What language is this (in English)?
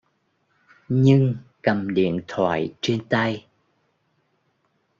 Vietnamese